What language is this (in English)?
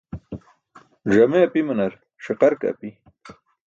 Burushaski